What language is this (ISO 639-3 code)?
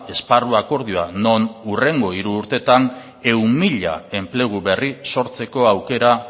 eus